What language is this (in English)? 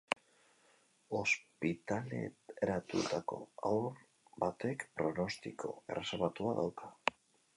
Basque